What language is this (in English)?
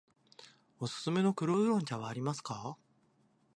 Japanese